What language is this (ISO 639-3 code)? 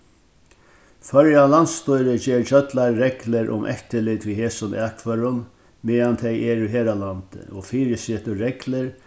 fao